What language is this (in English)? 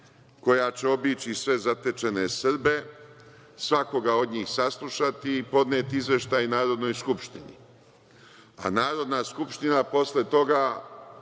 Serbian